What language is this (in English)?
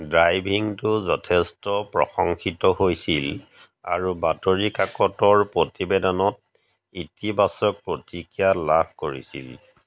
Assamese